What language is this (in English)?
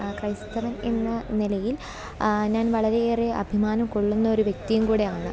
Malayalam